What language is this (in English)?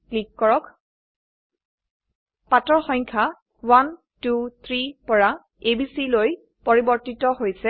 Assamese